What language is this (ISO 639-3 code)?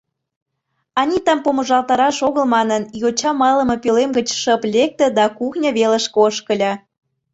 chm